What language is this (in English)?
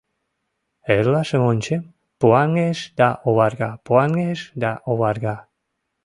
Mari